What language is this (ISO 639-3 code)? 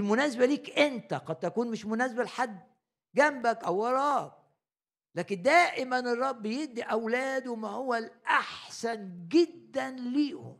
ara